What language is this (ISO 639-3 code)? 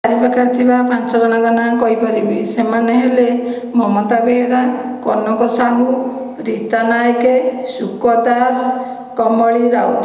ori